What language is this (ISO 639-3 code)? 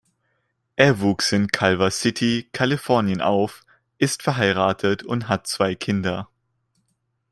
deu